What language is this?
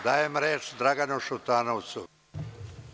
Serbian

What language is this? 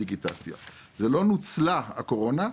Hebrew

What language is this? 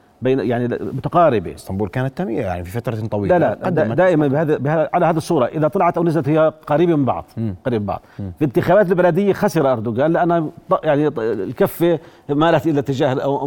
Arabic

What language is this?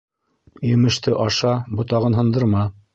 Bashkir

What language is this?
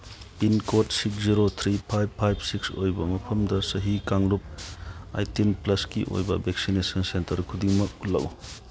Manipuri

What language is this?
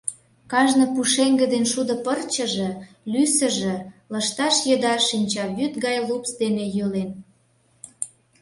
Mari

